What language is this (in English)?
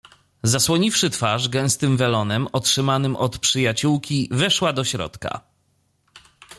Polish